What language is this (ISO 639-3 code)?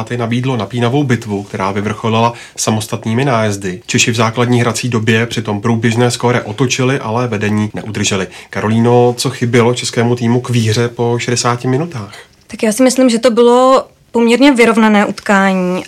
ces